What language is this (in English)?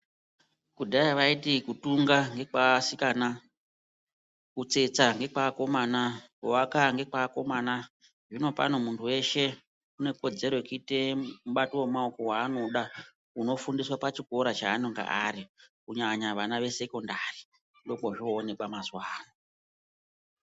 Ndau